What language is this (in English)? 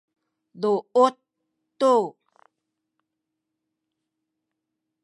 Sakizaya